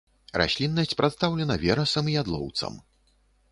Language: Belarusian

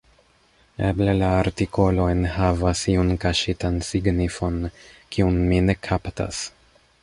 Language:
Esperanto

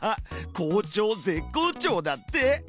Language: Japanese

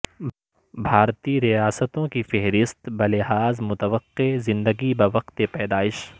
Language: Urdu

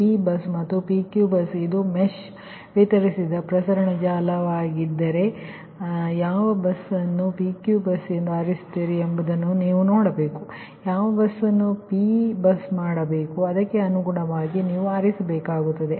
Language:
Kannada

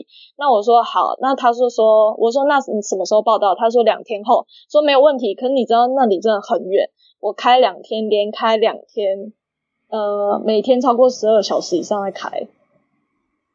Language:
Chinese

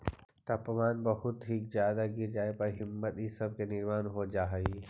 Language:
Magahi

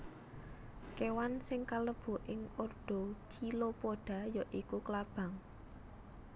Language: Javanese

